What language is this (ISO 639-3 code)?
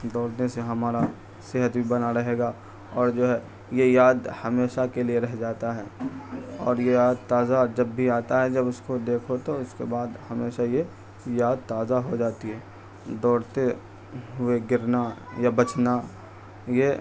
urd